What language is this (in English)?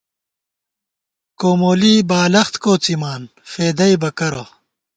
Gawar-Bati